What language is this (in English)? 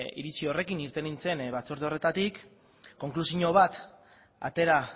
Basque